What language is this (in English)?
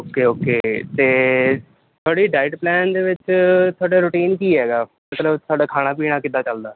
Punjabi